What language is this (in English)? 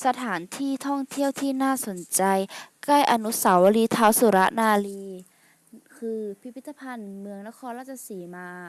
Thai